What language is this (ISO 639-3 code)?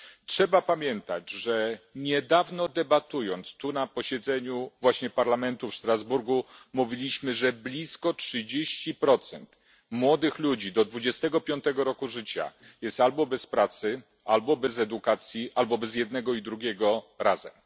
pol